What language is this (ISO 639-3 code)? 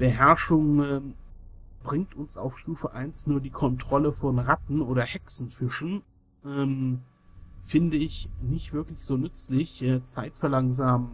deu